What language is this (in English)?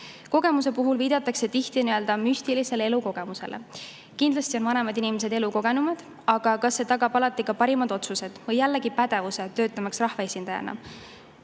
Estonian